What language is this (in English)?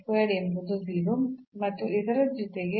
Kannada